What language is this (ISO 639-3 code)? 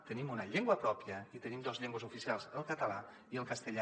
cat